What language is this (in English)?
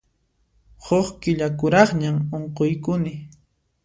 Puno Quechua